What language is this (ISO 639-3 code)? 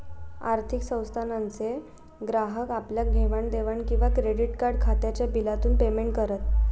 mar